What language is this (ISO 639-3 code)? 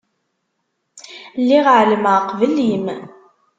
kab